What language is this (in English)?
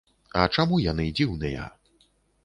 Belarusian